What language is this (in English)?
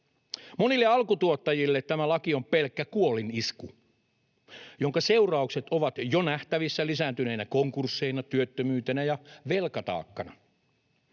Finnish